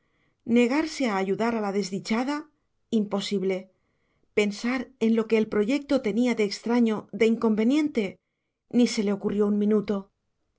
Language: Spanish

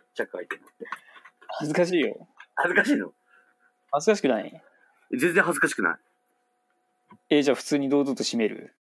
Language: Japanese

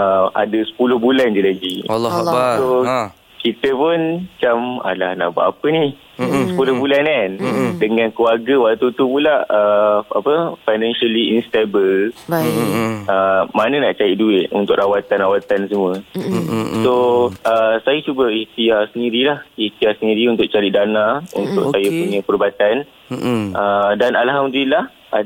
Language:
Malay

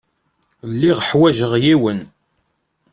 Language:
Kabyle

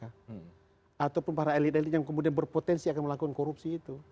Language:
Indonesian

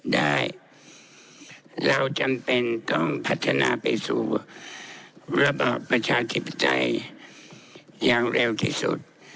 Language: Thai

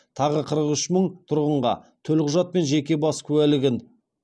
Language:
Kazakh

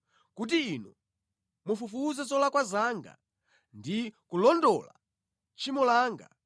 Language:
Nyanja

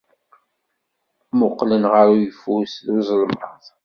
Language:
Kabyle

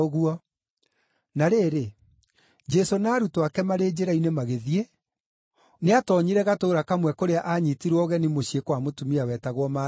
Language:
Kikuyu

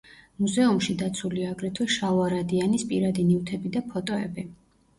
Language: Georgian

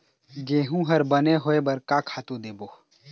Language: Chhattisgarhi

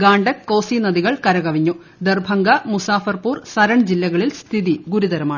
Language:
Malayalam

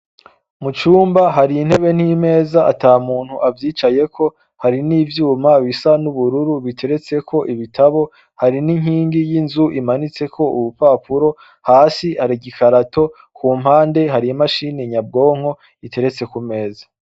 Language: Rundi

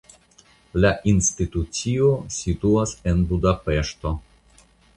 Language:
Esperanto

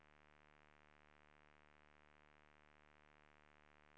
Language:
Swedish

